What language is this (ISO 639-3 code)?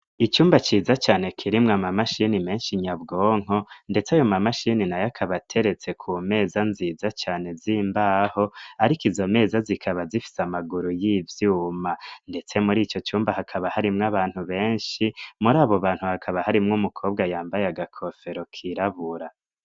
run